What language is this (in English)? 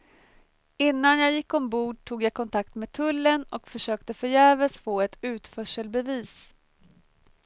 Swedish